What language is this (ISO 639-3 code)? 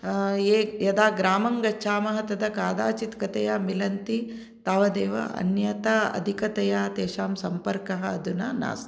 san